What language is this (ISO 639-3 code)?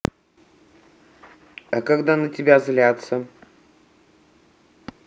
rus